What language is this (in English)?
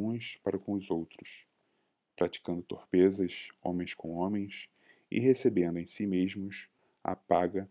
Portuguese